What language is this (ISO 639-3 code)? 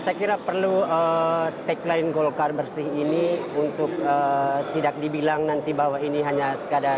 ind